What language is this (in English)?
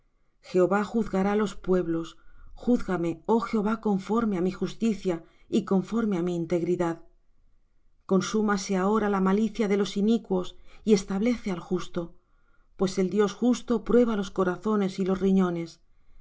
Spanish